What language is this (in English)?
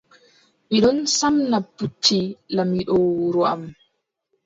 Adamawa Fulfulde